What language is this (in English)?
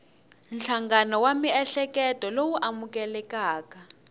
Tsonga